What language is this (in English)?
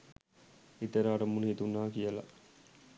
Sinhala